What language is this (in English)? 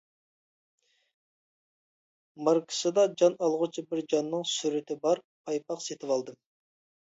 Uyghur